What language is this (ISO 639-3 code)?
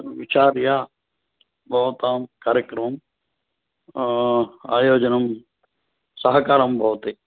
san